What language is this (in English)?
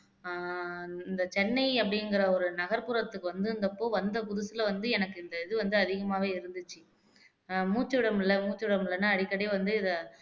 Tamil